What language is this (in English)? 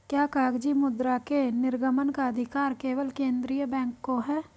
Hindi